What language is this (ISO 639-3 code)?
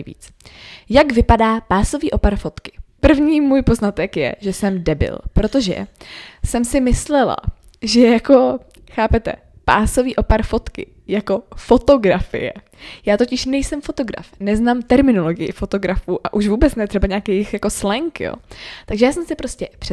ces